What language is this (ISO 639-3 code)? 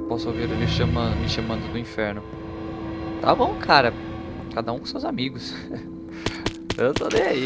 por